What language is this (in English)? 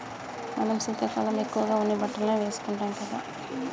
Telugu